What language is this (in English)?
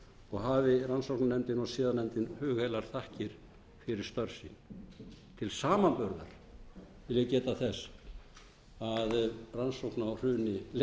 Icelandic